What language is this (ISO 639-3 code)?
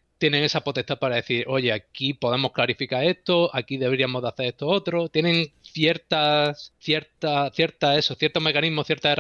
spa